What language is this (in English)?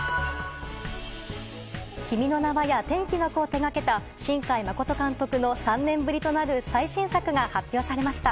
Japanese